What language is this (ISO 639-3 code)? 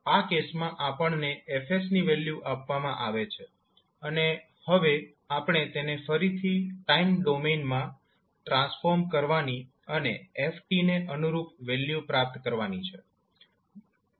guj